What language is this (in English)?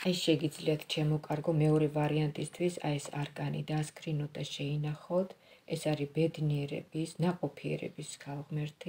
Romanian